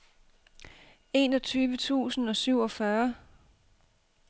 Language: Danish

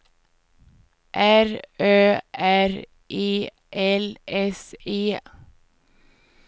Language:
Swedish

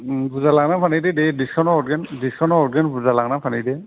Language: Bodo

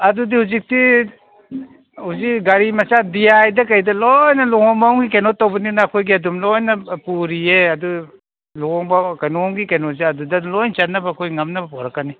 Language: Manipuri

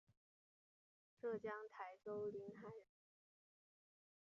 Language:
Chinese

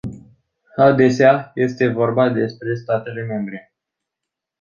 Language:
Romanian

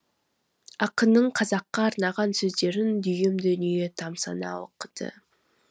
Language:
Kazakh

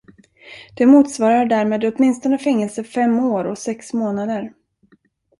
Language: Swedish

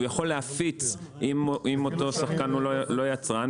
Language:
Hebrew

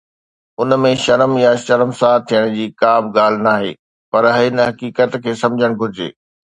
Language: Sindhi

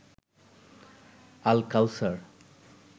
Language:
Bangla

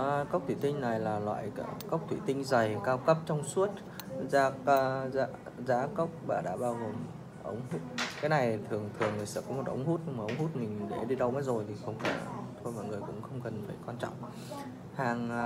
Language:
Vietnamese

